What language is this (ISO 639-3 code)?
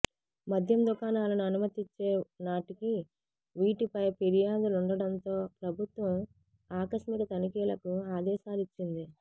tel